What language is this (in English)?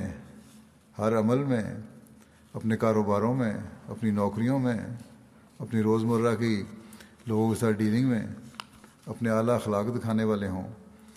Urdu